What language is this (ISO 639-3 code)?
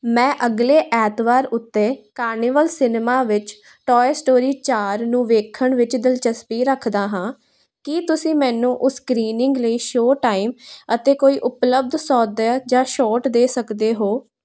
pan